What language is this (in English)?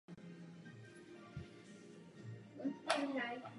Czech